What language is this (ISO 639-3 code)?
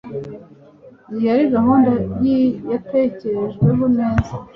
kin